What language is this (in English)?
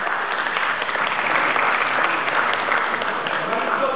Hebrew